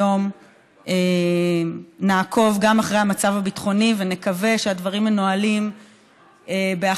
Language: Hebrew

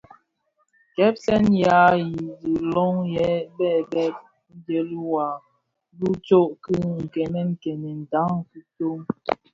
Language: Bafia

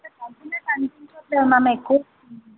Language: Telugu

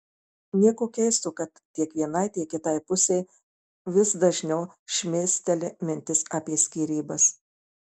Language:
Lithuanian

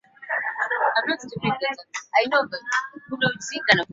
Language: Swahili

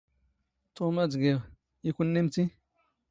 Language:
Standard Moroccan Tamazight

